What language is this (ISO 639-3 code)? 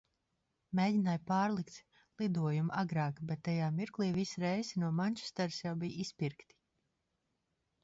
lav